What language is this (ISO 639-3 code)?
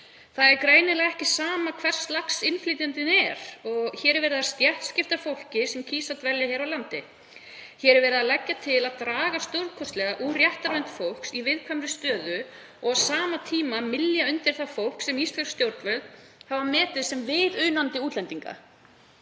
isl